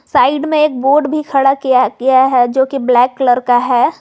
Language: Hindi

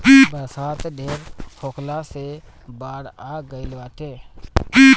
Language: Bhojpuri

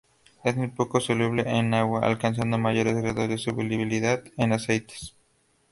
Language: Spanish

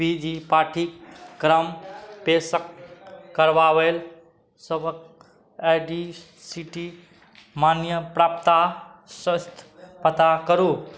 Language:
Maithili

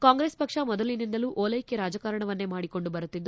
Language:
Kannada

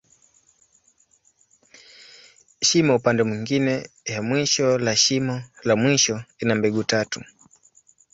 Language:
Swahili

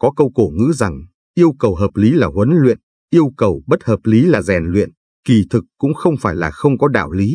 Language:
Vietnamese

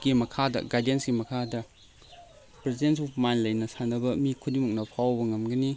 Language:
Manipuri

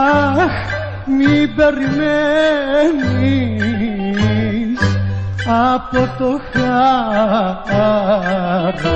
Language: Greek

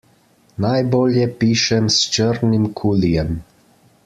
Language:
Slovenian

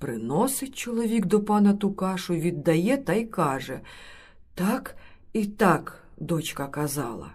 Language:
Ukrainian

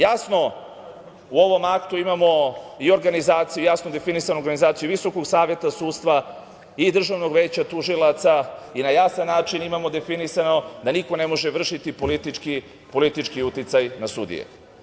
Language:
Serbian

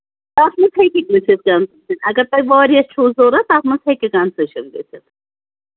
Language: Kashmiri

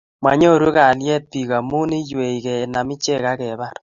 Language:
Kalenjin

